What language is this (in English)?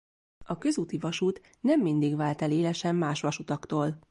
Hungarian